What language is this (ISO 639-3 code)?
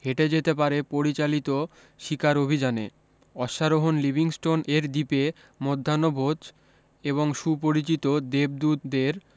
ben